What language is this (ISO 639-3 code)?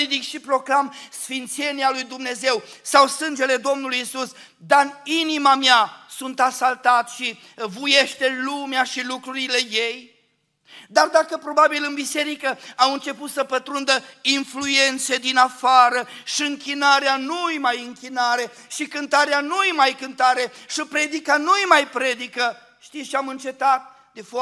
ron